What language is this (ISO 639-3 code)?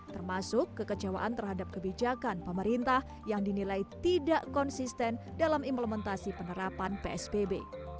ind